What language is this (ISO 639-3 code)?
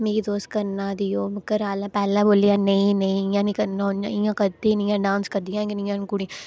doi